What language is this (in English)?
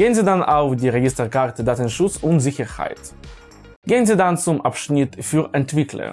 German